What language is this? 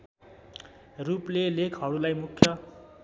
Nepali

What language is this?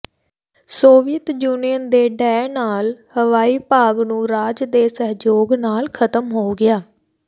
Punjabi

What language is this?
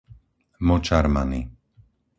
Slovak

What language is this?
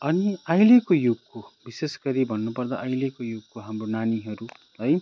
Nepali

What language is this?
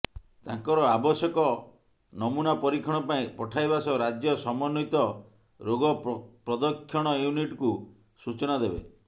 Odia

